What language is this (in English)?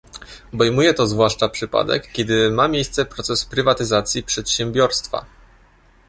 Polish